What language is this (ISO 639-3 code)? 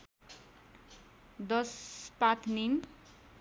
nep